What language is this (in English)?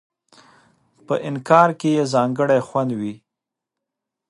Pashto